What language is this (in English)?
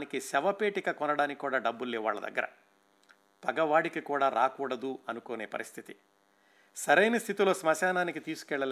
Telugu